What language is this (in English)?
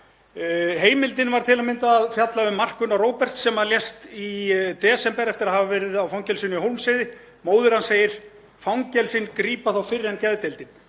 Icelandic